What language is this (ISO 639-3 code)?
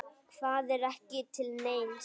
isl